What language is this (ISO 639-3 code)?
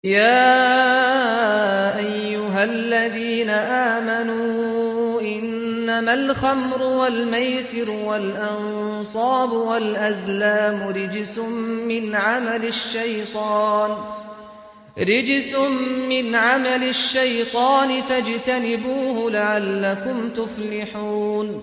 ara